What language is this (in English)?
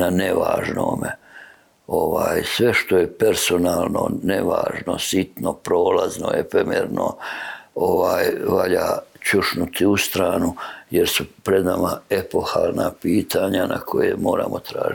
Croatian